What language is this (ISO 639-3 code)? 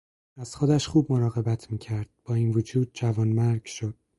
fas